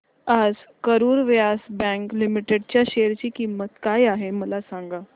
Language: Marathi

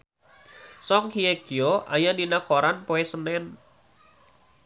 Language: Sundanese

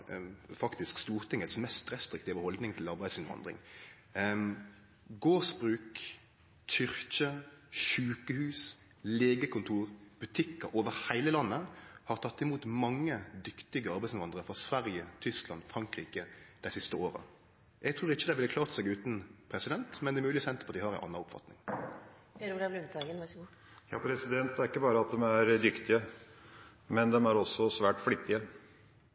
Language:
Norwegian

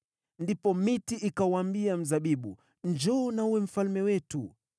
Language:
Swahili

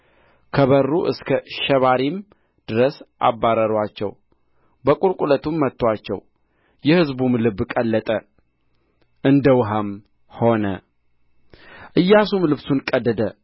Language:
Amharic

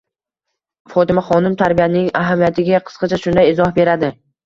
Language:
Uzbek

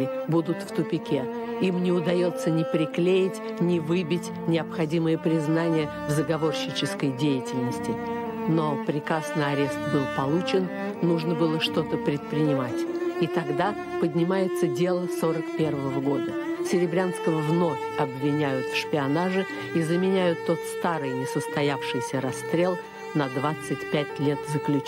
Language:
Russian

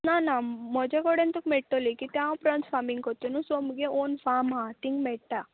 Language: Konkani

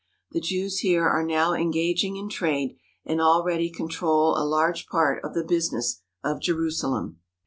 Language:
English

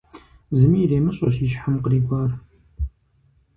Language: Kabardian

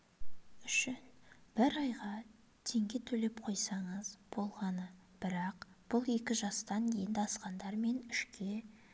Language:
Kazakh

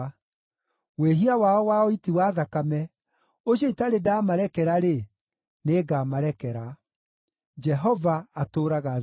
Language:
Kikuyu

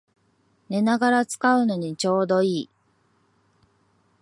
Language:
Japanese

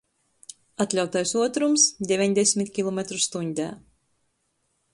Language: Latgalian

